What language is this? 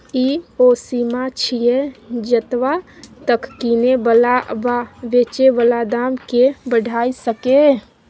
Maithili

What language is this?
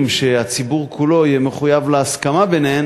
Hebrew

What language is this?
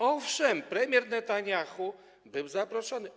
Polish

